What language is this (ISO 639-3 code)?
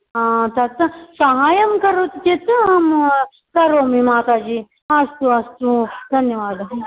san